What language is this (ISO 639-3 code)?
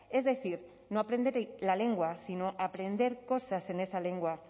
spa